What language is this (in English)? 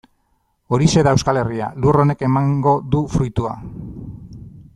Basque